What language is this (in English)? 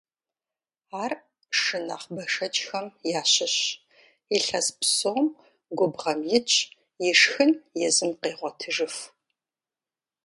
Kabardian